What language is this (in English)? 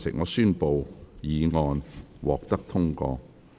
Cantonese